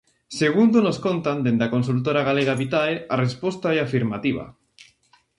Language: Galician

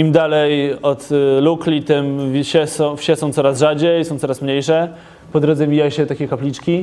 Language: Polish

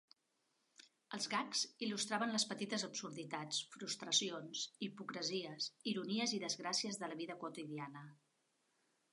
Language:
Catalan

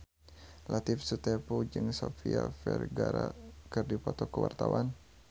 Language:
Sundanese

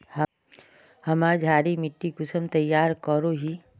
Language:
Magahi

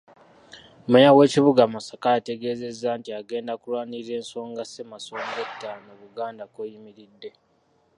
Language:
Ganda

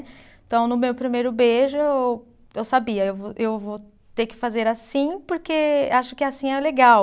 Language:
Portuguese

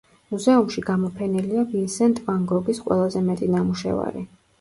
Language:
Georgian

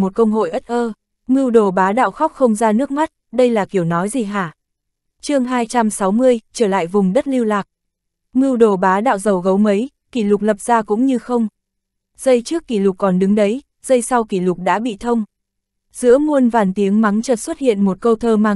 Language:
Vietnamese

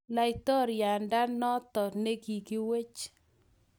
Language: Kalenjin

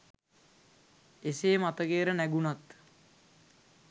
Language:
Sinhala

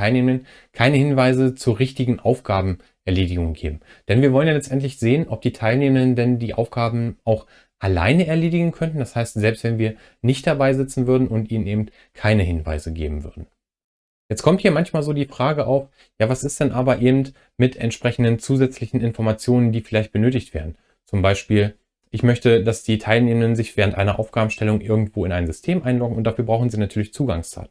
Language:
German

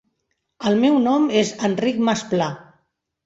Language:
Catalan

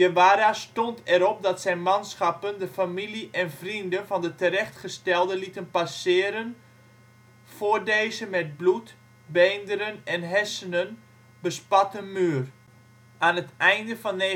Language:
Dutch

